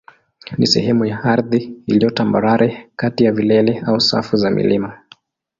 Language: Swahili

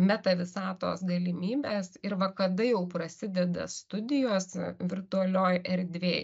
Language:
Lithuanian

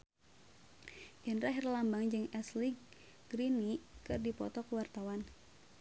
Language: Sundanese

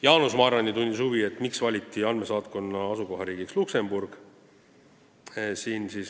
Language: Estonian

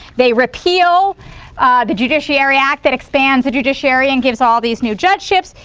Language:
English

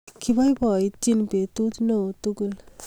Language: Kalenjin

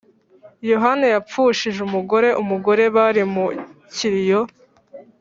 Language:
Kinyarwanda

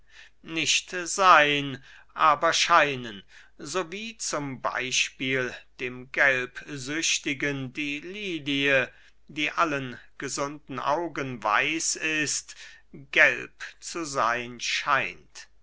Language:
German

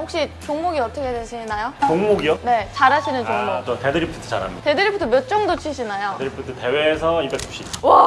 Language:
Korean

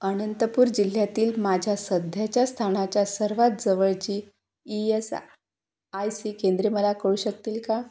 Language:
Marathi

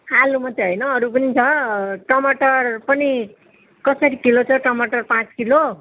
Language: Nepali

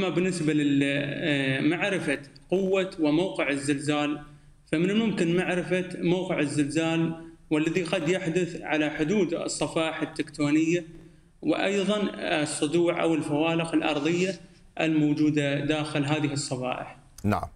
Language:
Arabic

